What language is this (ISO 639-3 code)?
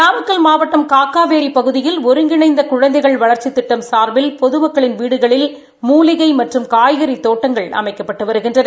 tam